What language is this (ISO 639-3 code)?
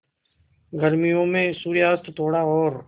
hin